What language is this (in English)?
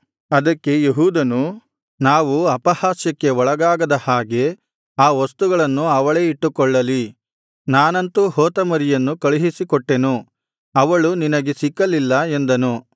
Kannada